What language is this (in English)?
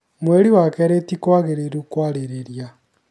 Kikuyu